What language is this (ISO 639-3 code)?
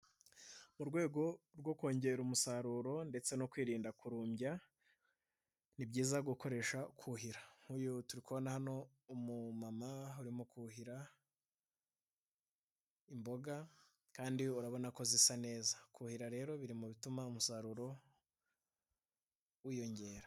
kin